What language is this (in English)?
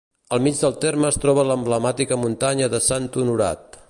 Catalan